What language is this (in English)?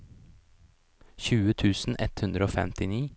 Norwegian